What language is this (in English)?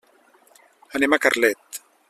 Catalan